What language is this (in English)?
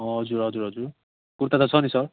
Nepali